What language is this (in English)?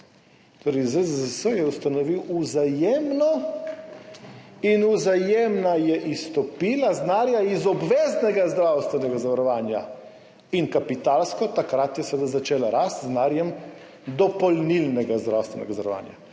Slovenian